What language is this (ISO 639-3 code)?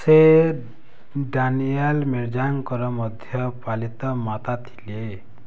ori